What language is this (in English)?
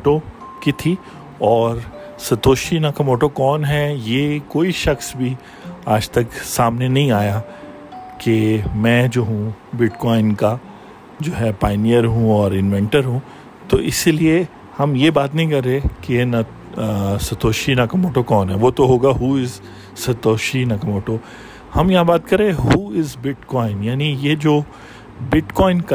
Urdu